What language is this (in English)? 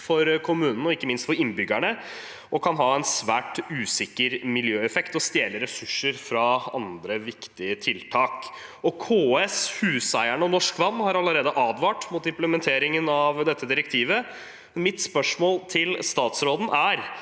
Norwegian